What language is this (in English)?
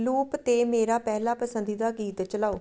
Punjabi